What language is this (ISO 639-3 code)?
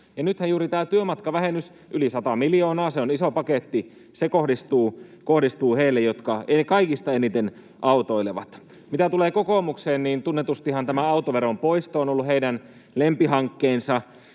fin